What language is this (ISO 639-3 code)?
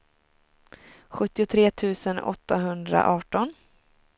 swe